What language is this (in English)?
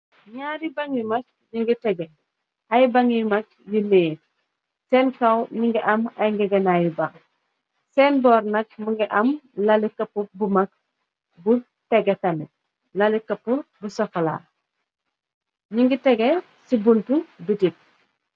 Wolof